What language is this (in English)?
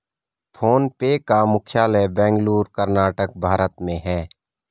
Hindi